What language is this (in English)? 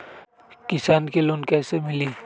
Magahi